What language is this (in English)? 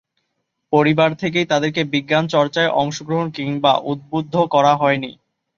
Bangla